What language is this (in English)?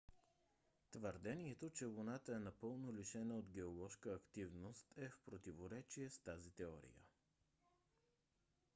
Bulgarian